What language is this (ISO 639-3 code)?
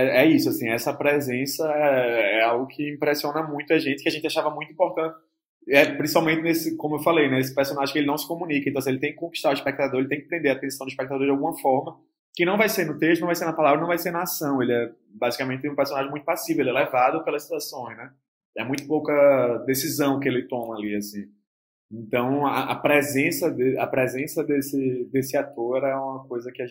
por